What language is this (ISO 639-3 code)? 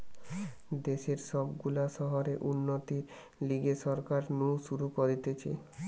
ben